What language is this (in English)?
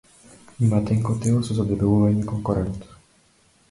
Macedonian